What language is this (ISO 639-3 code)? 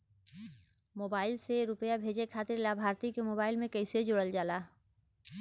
bho